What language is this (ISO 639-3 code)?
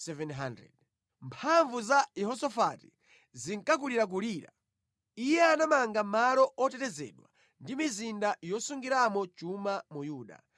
nya